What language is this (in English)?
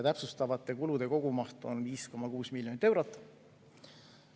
Estonian